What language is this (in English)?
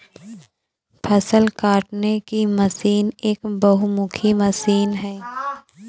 Hindi